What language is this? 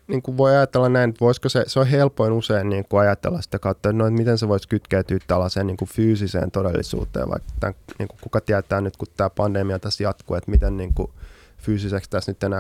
Finnish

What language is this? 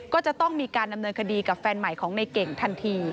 Thai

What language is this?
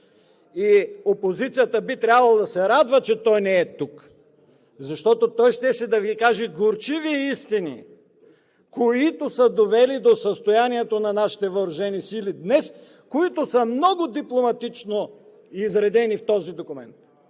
Bulgarian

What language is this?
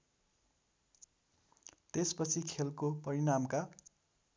Nepali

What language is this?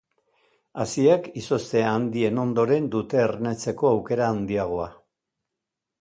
Basque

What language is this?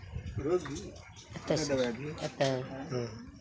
Maithili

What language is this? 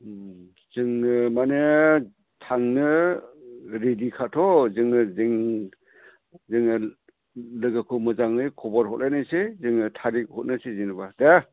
Bodo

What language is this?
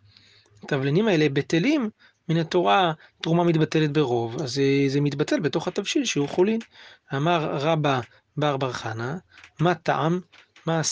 Hebrew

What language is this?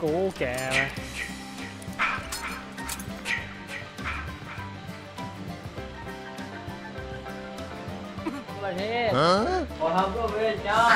Thai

